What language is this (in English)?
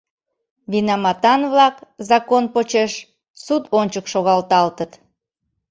Mari